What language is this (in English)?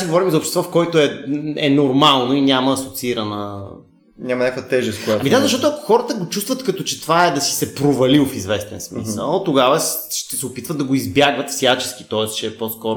Bulgarian